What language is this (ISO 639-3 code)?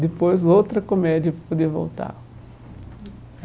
por